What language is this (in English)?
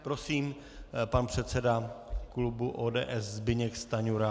Czech